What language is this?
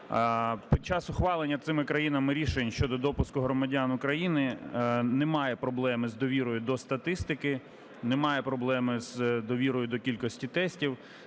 Ukrainian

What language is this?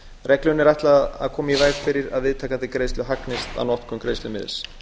Icelandic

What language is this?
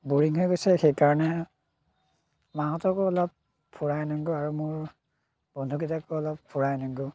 Assamese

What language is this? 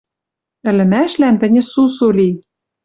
Western Mari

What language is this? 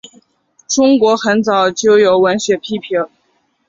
Chinese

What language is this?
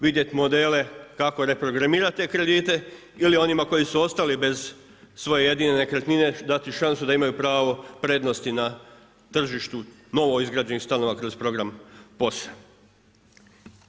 Croatian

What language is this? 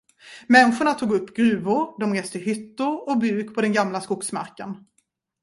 Swedish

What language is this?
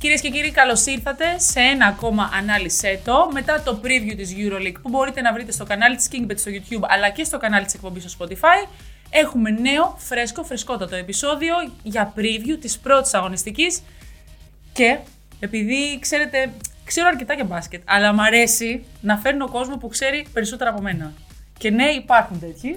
Greek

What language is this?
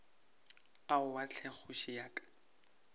Northern Sotho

